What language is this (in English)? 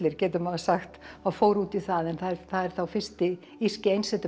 Icelandic